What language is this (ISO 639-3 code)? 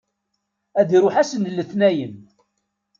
kab